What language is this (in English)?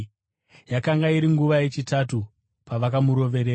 Shona